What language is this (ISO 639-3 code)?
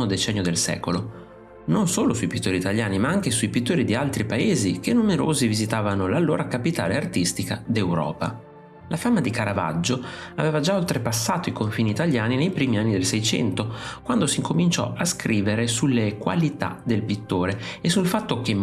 ita